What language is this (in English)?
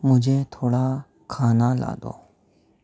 Urdu